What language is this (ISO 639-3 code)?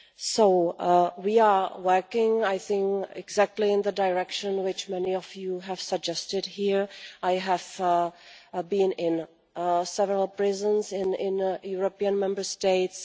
eng